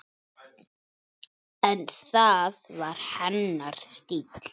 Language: Icelandic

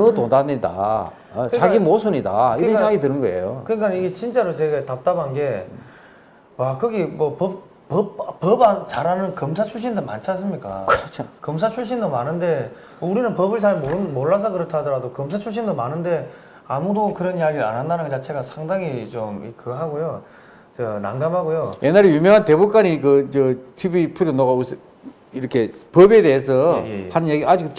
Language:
Korean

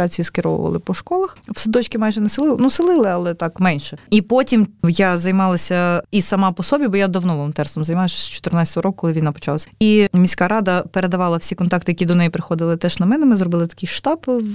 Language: Ukrainian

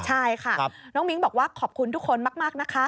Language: Thai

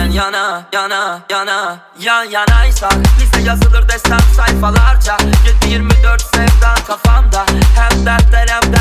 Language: Turkish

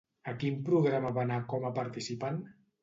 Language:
Catalan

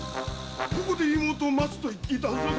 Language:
Japanese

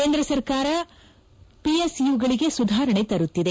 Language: Kannada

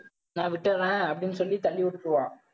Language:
Tamil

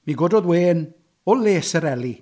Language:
Welsh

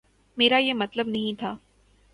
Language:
Urdu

